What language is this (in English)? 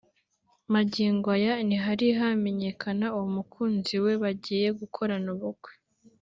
Kinyarwanda